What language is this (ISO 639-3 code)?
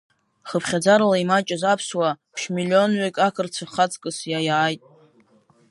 abk